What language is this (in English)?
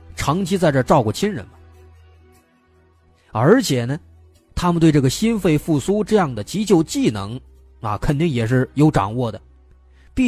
Chinese